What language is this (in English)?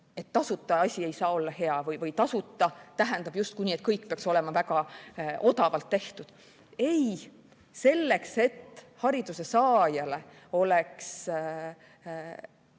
Estonian